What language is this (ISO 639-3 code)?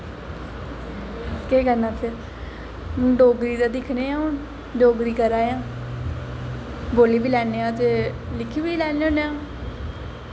doi